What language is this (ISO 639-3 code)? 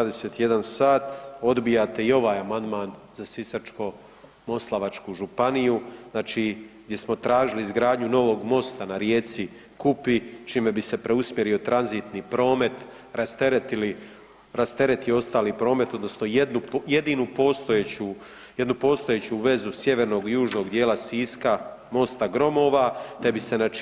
hrv